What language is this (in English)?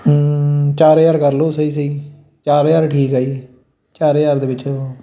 Punjabi